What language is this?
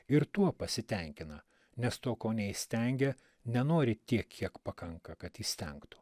Lithuanian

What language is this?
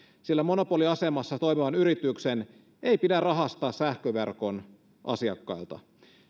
Finnish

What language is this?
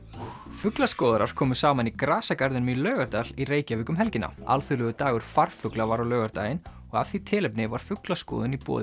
Icelandic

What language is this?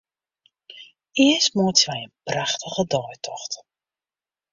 Western Frisian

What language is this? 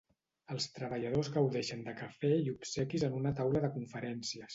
Catalan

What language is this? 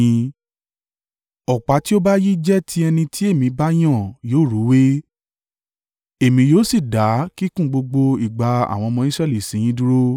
Yoruba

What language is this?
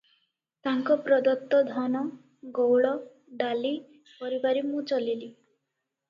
Odia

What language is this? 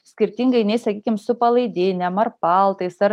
Lithuanian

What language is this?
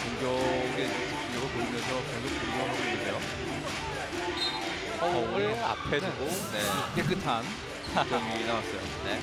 Korean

